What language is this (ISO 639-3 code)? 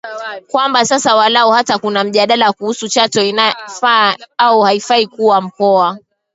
swa